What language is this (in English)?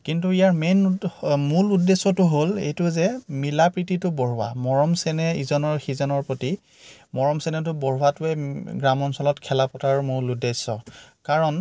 Assamese